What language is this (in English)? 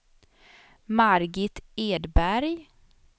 Swedish